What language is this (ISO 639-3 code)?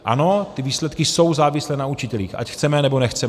ces